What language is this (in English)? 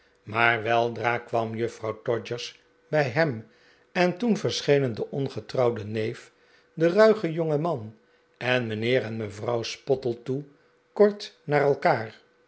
Dutch